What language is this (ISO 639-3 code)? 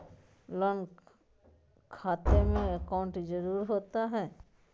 mag